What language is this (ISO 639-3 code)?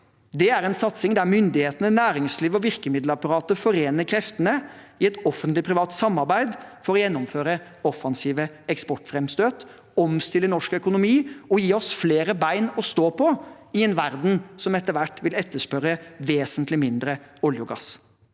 nor